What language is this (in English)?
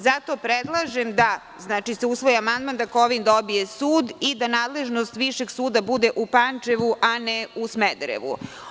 Serbian